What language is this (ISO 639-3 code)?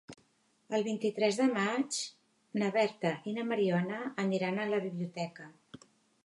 cat